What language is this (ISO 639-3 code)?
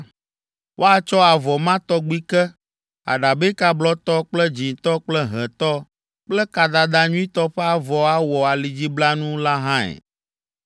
ewe